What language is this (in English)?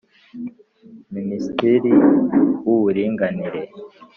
Kinyarwanda